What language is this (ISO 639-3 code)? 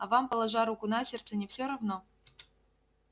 rus